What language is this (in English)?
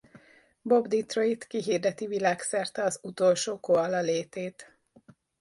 Hungarian